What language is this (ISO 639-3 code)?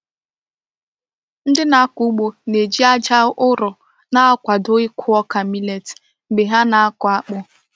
ibo